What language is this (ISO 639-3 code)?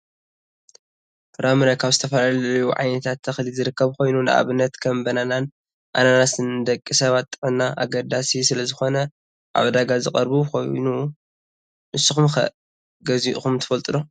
tir